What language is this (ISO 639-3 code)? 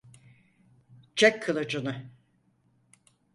tur